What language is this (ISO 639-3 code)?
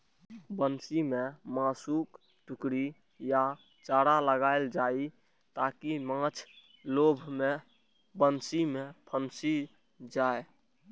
mai